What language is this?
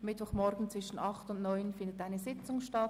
Swiss German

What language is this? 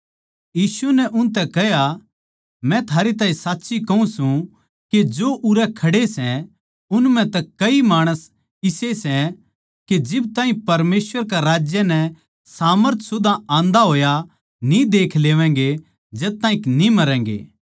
Haryanvi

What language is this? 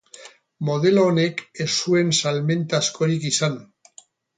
Basque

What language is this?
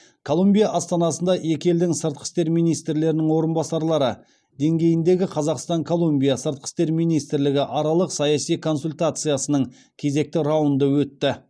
Kazakh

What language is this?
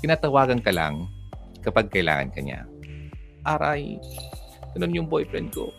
Filipino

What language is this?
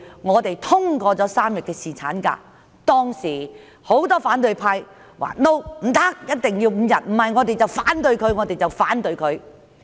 Cantonese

